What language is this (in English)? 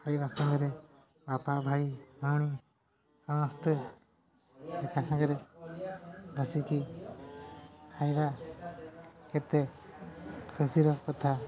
Odia